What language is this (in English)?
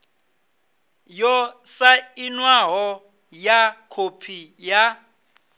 Venda